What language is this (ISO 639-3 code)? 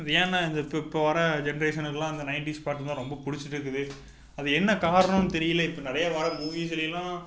tam